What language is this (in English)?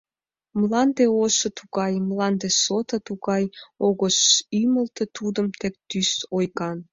Mari